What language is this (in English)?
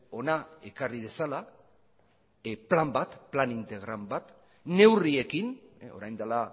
Basque